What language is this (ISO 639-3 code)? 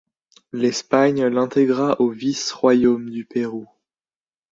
fra